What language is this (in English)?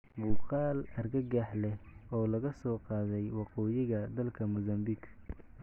Somali